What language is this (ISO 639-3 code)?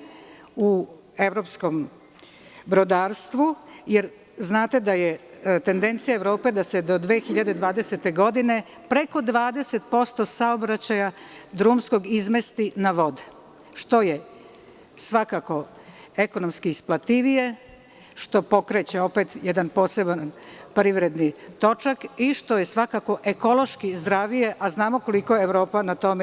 srp